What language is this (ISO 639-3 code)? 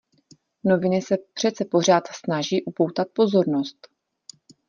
ces